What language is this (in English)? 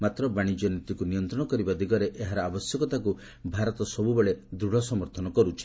Odia